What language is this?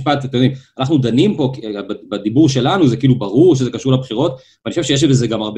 Hebrew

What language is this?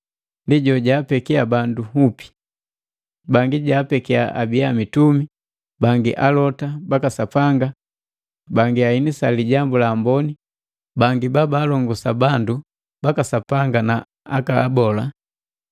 Matengo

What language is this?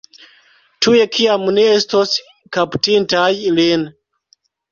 Esperanto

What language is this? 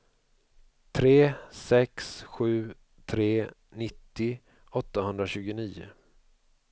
Swedish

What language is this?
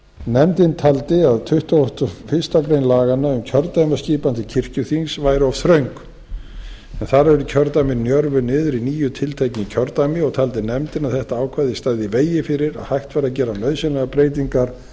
Icelandic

